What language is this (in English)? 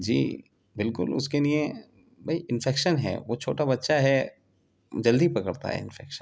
Urdu